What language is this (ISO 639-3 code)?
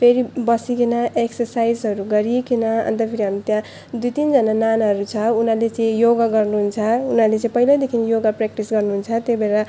nep